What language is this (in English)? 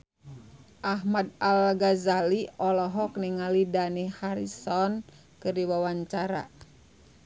Sundanese